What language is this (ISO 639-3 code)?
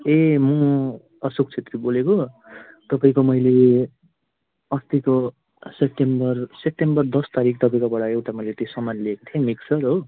nep